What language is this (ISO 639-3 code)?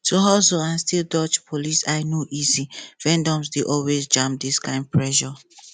pcm